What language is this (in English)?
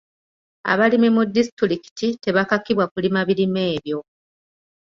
Ganda